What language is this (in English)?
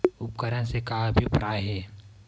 Chhattisgarhi